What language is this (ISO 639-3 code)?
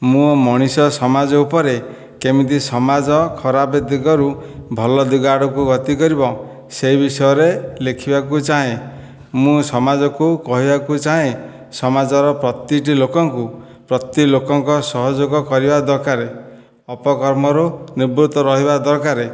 ori